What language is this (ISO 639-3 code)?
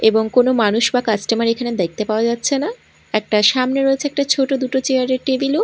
ben